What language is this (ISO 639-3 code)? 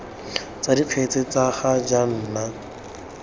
tsn